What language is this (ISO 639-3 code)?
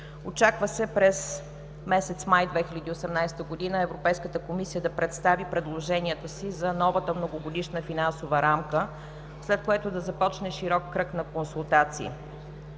bul